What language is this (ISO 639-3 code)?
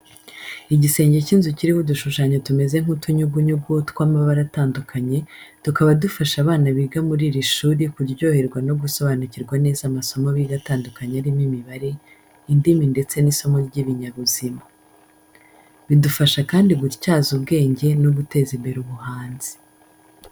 kin